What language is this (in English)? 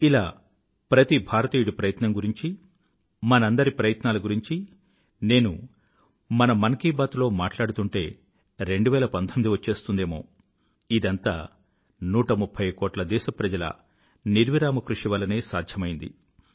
Telugu